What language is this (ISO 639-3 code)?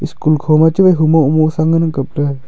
nnp